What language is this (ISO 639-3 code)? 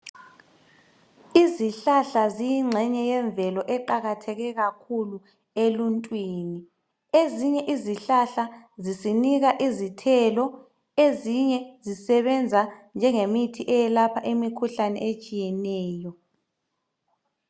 nde